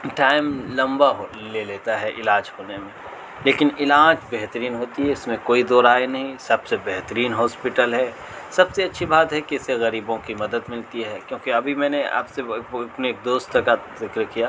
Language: Urdu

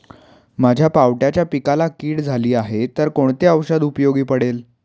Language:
Marathi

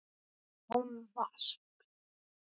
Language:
Icelandic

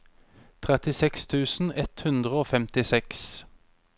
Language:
Norwegian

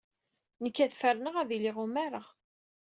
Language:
Kabyle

